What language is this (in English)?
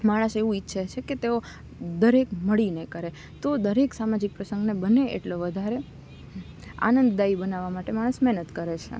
Gujarati